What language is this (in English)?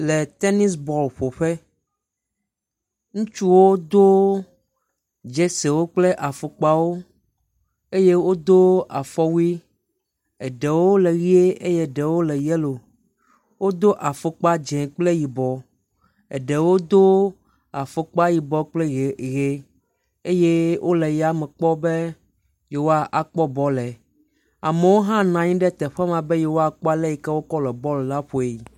Ewe